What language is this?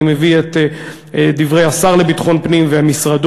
Hebrew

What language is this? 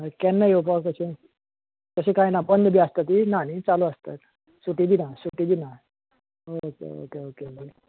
Konkani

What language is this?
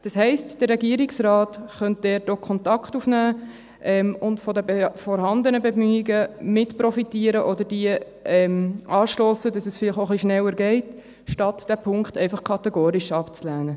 Swiss German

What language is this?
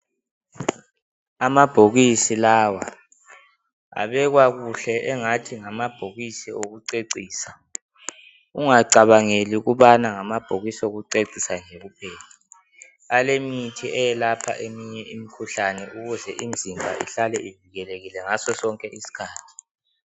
North Ndebele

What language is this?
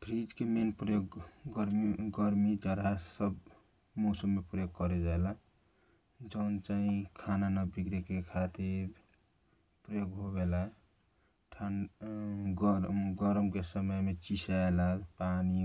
Kochila Tharu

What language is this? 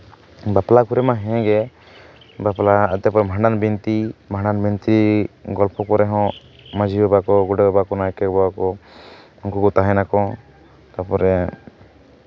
Santali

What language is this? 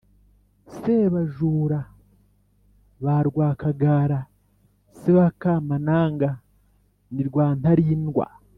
Kinyarwanda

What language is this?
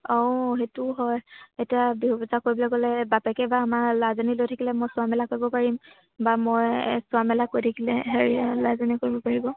Assamese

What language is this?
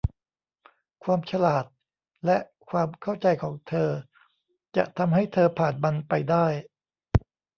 Thai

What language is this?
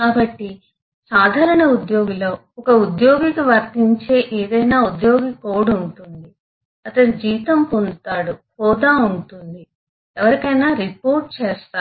Telugu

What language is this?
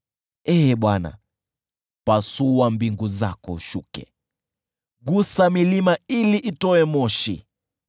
Swahili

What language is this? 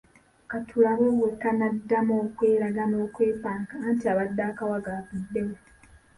Ganda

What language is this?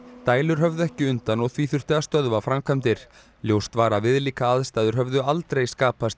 Icelandic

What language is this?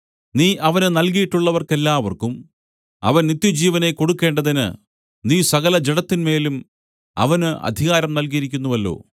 Malayalam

